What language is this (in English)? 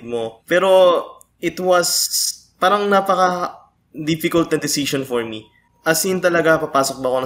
Filipino